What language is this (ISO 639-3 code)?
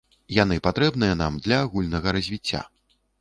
bel